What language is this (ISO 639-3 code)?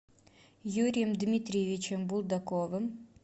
rus